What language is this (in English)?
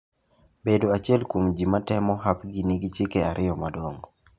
Luo (Kenya and Tanzania)